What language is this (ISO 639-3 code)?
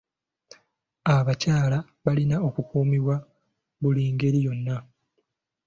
lug